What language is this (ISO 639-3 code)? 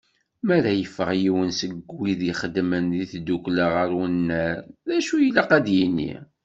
kab